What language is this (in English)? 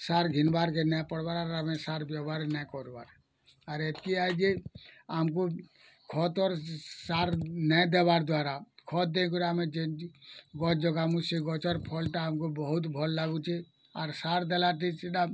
Odia